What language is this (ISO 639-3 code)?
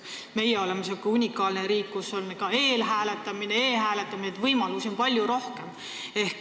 est